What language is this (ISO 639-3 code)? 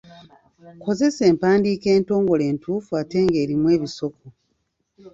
lug